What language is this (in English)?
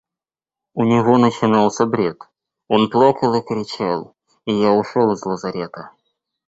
Russian